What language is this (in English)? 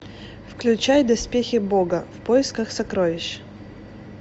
Russian